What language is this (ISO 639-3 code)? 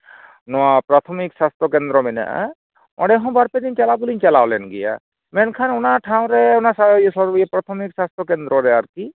sat